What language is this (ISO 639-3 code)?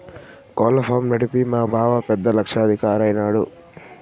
tel